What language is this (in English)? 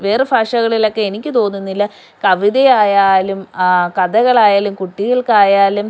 Malayalam